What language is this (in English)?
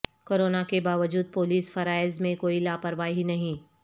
Urdu